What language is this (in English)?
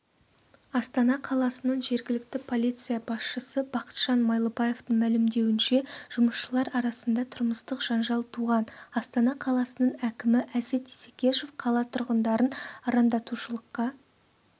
Kazakh